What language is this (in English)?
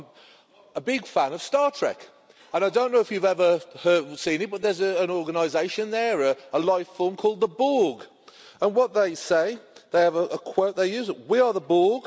English